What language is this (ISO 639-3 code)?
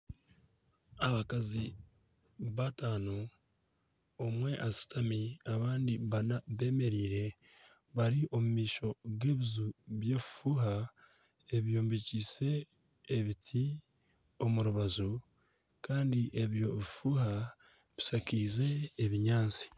nyn